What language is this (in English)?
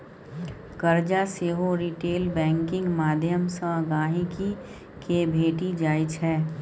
Maithili